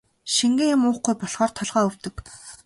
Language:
Mongolian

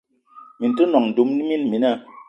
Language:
Eton (Cameroon)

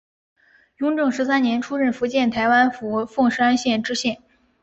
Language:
Chinese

